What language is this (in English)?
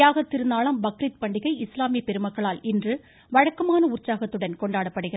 Tamil